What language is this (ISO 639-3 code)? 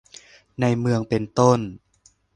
tha